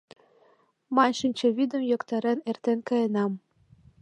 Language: Mari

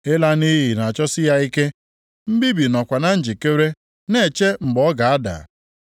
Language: Igbo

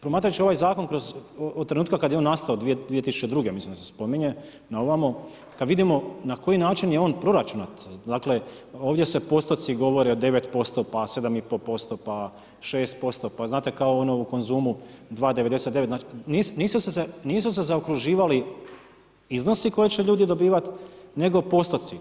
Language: Croatian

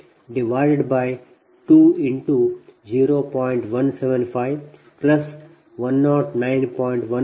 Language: Kannada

